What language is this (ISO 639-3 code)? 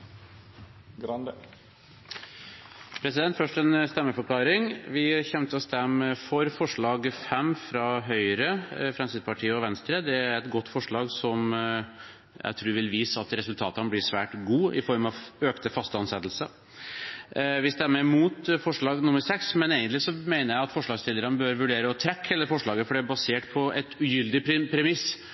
nor